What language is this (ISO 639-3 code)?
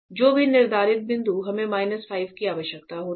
hin